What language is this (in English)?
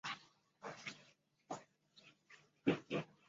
Chinese